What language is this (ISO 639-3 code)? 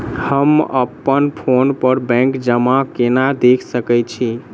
mai